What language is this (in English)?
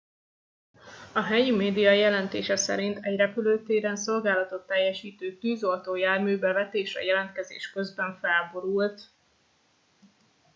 Hungarian